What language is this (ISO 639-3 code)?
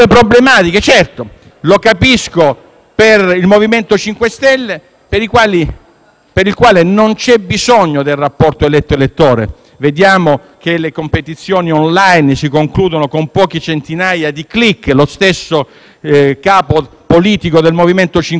ita